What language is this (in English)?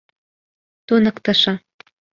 Mari